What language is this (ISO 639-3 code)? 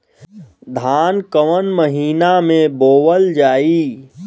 bho